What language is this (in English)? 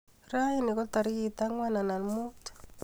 Kalenjin